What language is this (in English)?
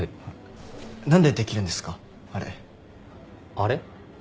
Japanese